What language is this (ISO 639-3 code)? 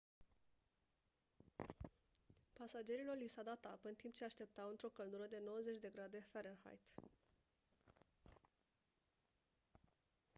ron